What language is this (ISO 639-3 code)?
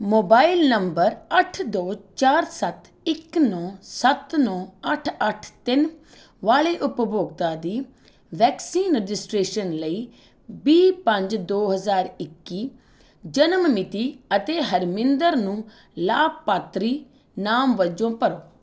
pan